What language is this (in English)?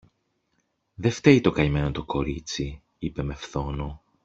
Greek